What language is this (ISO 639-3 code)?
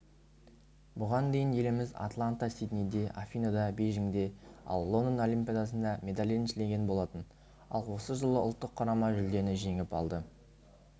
kaz